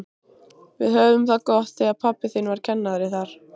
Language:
Icelandic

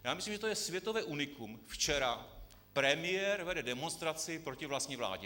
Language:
Czech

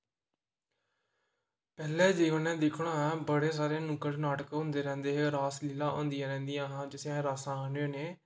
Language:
Dogri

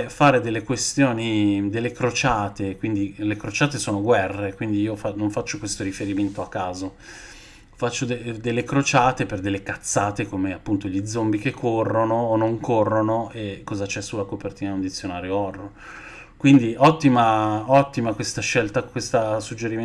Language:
Italian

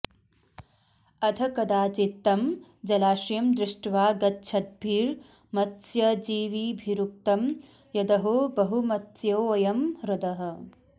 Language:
Sanskrit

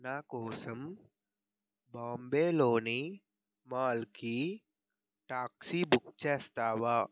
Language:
Telugu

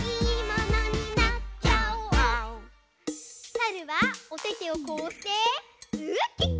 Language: Japanese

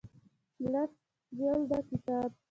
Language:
Pashto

